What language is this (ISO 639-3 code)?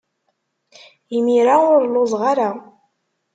kab